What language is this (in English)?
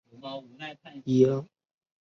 Chinese